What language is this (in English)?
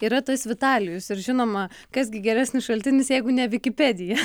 Lithuanian